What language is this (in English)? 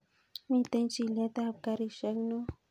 Kalenjin